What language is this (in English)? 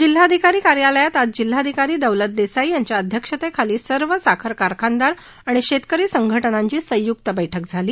Marathi